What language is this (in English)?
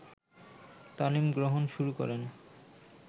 Bangla